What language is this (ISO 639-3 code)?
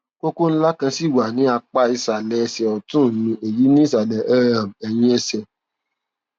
yor